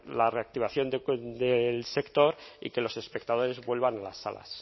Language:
Spanish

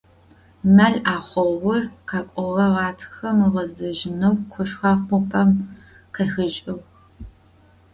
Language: Adyghe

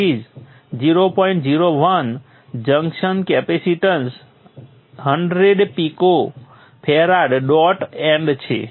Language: Gujarati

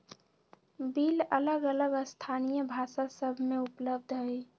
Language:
Magahi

